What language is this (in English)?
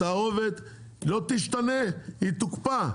Hebrew